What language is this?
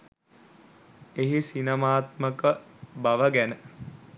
Sinhala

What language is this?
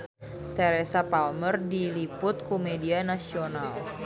Sundanese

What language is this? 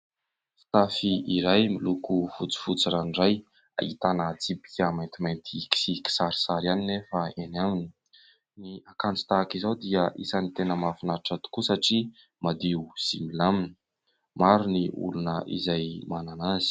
Malagasy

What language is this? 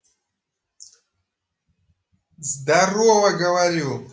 Russian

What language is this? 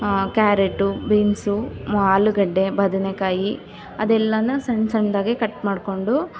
Kannada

